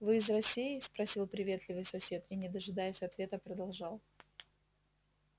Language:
Russian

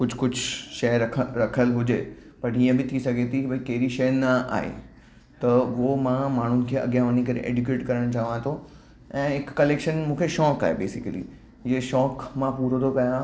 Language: Sindhi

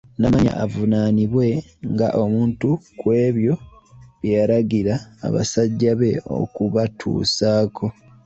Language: Ganda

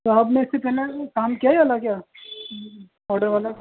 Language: Urdu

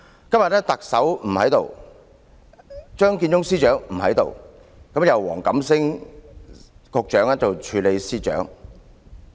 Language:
Cantonese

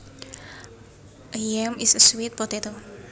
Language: Javanese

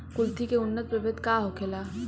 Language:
Bhojpuri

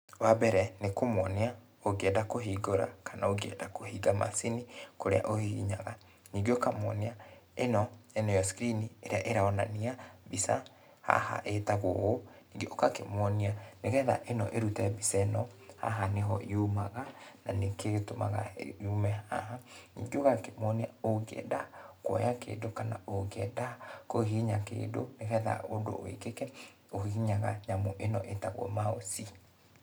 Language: Kikuyu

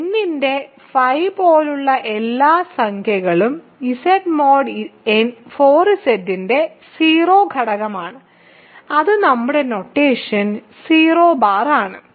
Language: Malayalam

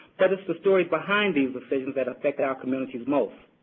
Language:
English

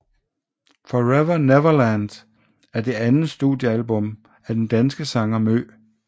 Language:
Danish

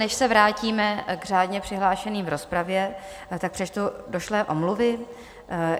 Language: Czech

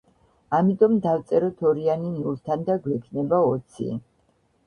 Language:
Georgian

